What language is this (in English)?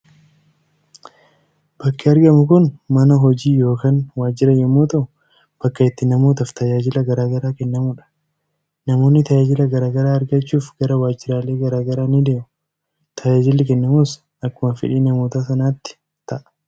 Oromo